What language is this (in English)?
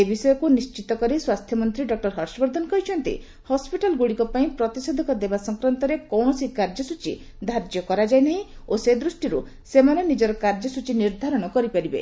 Odia